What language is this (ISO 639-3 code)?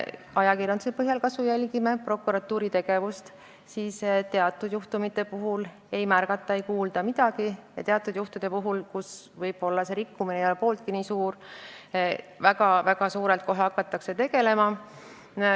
est